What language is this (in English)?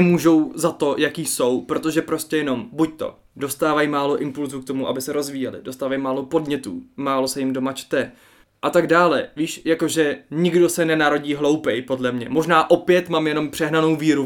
Czech